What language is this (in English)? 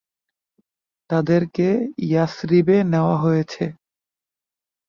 Bangla